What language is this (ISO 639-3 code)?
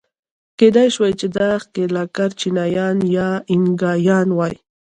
pus